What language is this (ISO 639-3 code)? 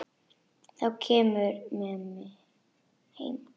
isl